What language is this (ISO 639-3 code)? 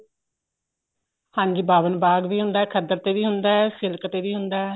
pan